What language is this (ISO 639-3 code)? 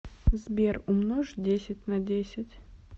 rus